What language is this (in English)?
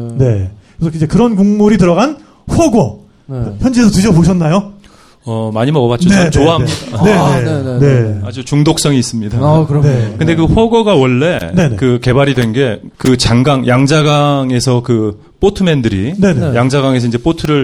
Korean